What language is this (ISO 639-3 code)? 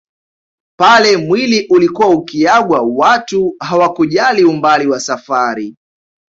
swa